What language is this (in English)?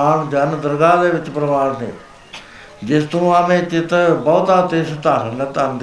Punjabi